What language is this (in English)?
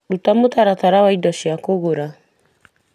Kikuyu